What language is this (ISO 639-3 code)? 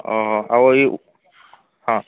ori